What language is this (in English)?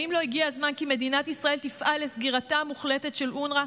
Hebrew